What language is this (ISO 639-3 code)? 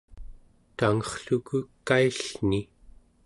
esu